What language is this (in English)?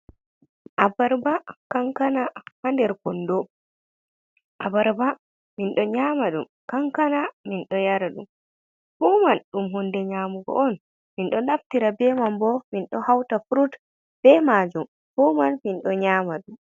Fula